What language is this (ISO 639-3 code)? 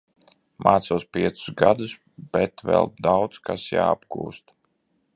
lav